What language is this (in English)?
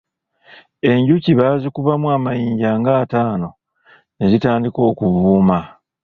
Ganda